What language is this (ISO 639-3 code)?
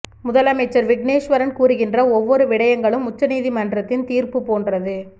tam